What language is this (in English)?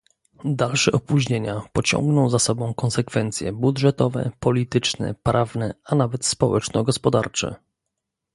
Polish